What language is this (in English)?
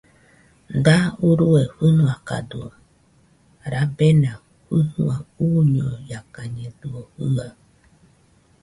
Nüpode Huitoto